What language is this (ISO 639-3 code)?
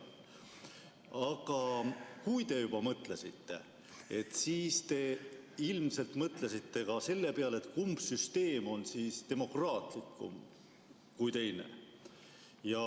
est